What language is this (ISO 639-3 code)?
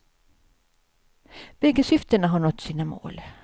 swe